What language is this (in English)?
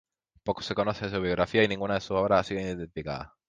Spanish